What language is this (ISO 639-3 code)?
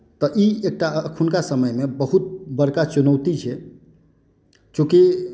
mai